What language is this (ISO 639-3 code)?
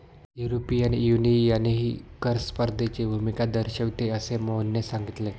mar